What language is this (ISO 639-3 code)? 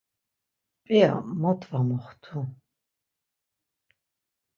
lzz